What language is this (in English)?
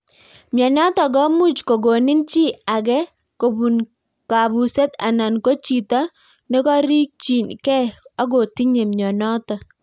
Kalenjin